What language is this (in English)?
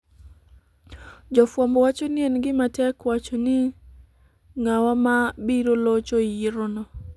Luo (Kenya and Tanzania)